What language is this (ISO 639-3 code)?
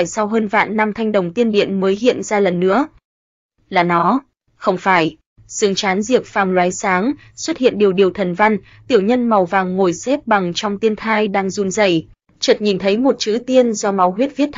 vie